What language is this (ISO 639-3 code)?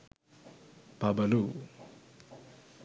sin